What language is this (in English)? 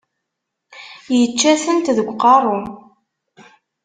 Kabyle